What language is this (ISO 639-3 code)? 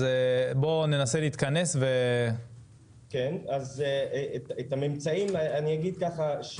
heb